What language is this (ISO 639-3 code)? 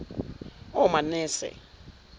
zul